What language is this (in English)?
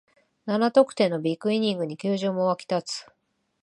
Japanese